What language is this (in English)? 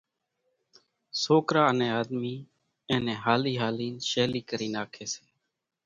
Kachi Koli